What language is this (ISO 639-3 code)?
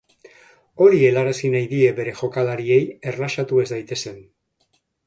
eus